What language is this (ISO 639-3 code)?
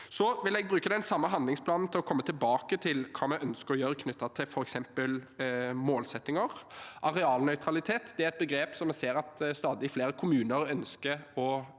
nor